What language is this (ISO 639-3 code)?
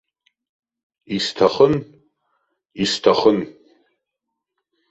abk